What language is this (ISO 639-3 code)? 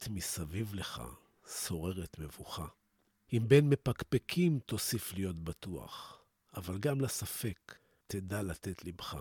heb